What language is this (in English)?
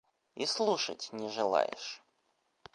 Russian